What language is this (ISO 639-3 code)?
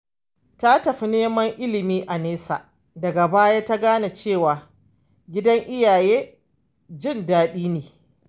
hau